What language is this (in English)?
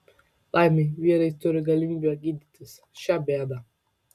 Lithuanian